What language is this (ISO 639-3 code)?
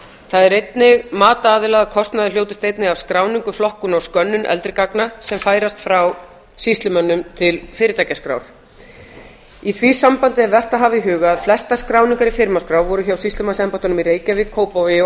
isl